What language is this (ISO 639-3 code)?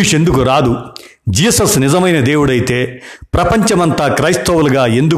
tel